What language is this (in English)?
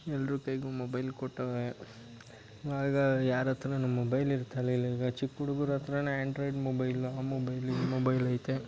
Kannada